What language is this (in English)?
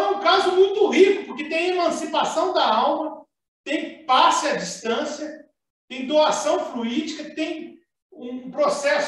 Portuguese